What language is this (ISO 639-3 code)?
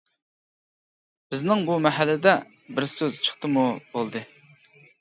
uig